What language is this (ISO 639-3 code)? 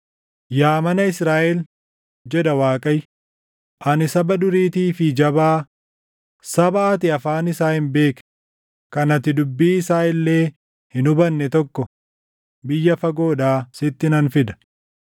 orm